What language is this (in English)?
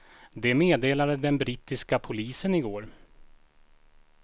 Swedish